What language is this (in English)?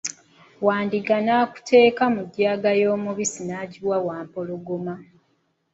Ganda